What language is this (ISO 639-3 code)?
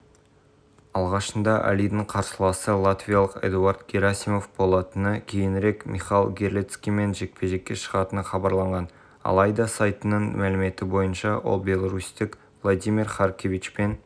kaz